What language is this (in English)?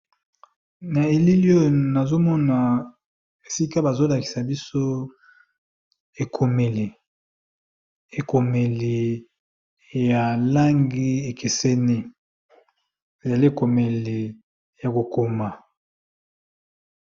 Lingala